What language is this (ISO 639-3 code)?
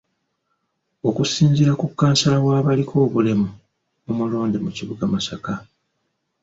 lug